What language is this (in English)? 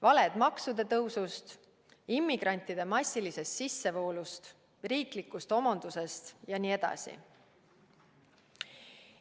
Estonian